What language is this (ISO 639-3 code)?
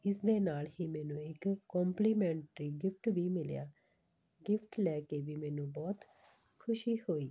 pan